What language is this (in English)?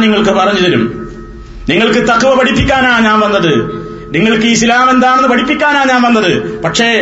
Malayalam